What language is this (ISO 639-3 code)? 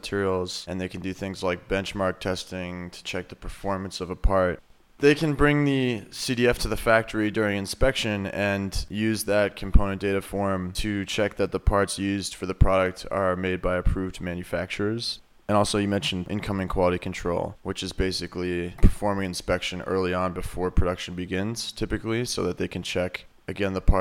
eng